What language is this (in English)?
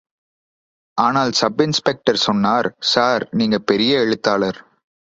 Tamil